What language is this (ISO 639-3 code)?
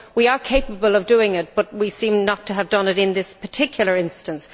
eng